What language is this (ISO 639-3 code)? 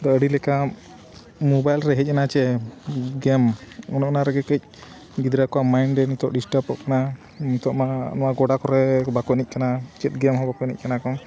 sat